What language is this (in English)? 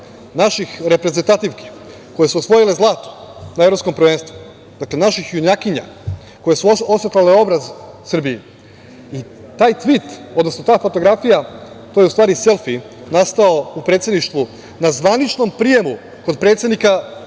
Serbian